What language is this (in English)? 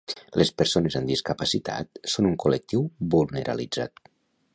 Catalan